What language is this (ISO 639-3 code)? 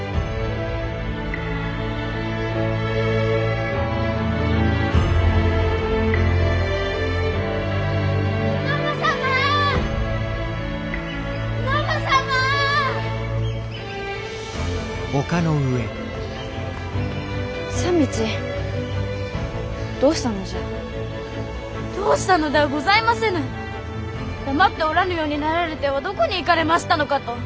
jpn